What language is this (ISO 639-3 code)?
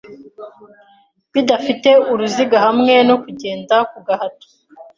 kin